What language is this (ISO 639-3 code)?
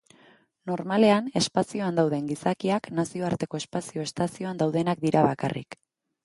eus